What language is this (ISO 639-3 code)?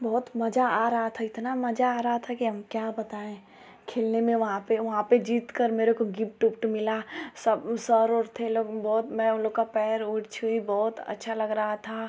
hin